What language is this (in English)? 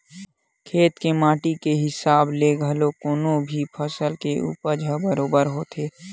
Chhattisgarhi